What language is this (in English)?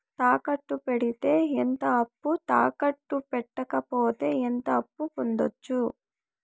Telugu